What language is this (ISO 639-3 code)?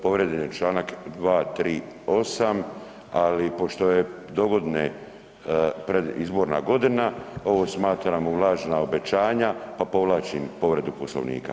hrv